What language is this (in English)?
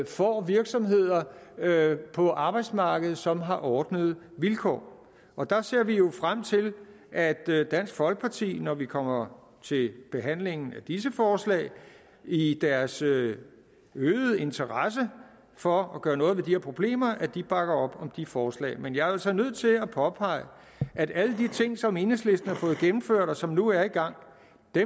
Danish